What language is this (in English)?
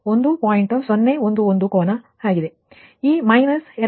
Kannada